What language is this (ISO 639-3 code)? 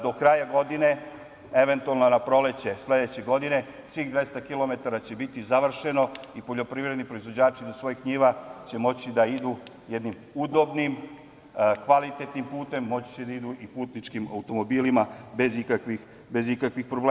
srp